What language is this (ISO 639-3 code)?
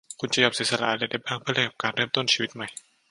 tha